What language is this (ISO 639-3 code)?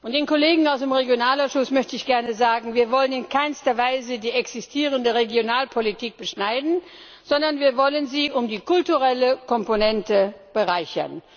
deu